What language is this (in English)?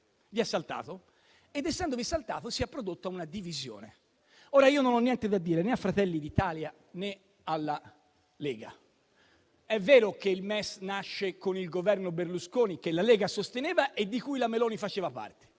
Italian